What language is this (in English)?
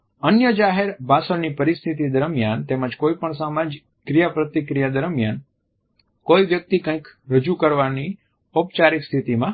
Gujarati